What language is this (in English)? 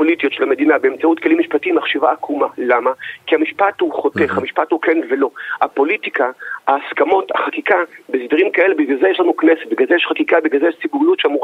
Hebrew